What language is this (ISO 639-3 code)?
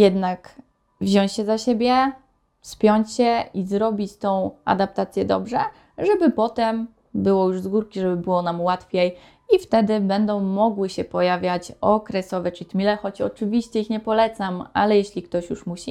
pol